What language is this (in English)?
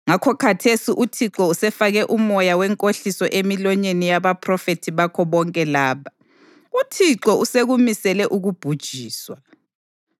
North Ndebele